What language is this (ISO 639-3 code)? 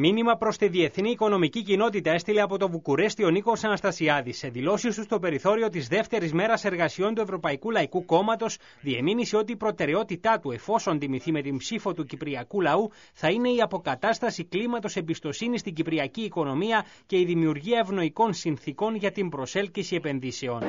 ell